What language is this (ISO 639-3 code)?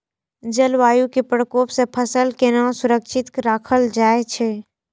mai